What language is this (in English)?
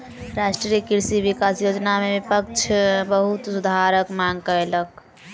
Maithili